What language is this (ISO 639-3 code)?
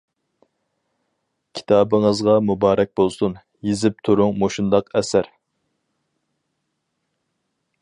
uig